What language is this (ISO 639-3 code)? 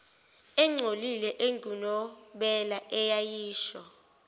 zul